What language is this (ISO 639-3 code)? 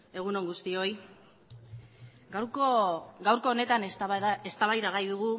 eus